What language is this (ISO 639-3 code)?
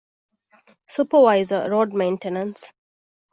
div